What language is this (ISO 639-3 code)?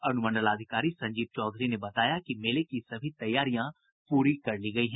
hin